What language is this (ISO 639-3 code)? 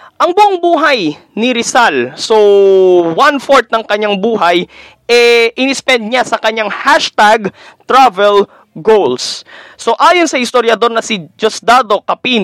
fil